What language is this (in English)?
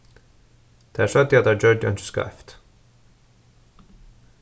Faroese